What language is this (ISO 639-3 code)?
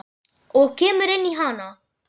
isl